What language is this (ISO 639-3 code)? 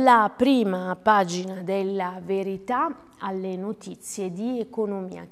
ita